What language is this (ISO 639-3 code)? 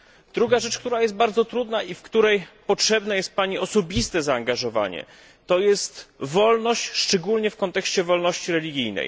pol